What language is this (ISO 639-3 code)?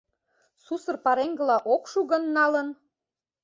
chm